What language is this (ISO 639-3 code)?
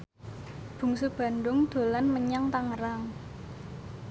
jav